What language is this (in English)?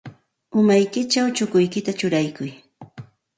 Santa Ana de Tusi Pasco Quechua